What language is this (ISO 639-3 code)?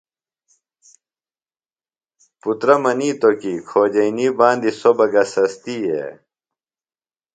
phl